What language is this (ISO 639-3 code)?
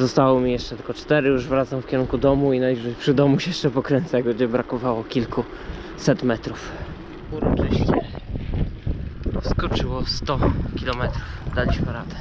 pol